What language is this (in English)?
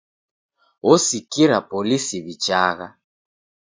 Taita